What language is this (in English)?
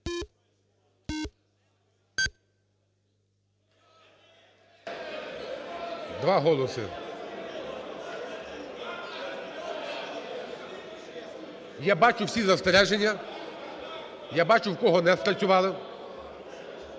Ukrainian